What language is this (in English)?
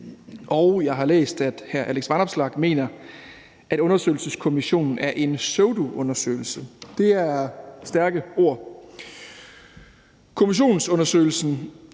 Danish